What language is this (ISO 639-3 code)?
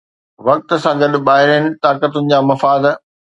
snd